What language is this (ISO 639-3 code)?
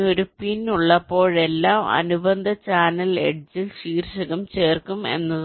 mal